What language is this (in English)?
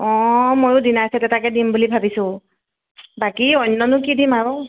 Assamese